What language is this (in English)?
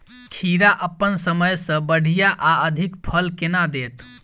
Maithili